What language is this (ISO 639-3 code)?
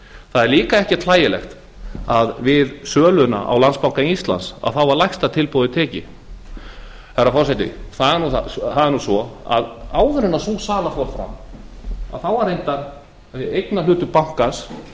isl